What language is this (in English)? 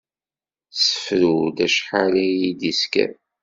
Kabyle